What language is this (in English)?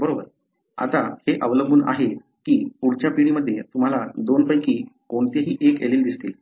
Marathi